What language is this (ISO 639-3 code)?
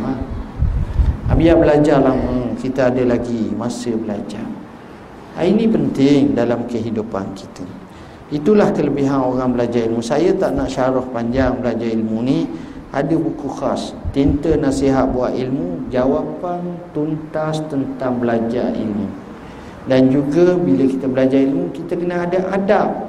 msa